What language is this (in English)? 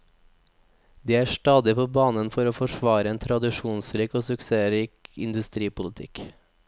Norwegian